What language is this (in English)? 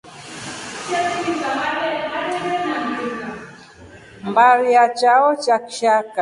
Rombo